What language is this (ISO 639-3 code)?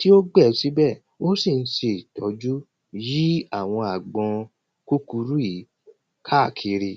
yor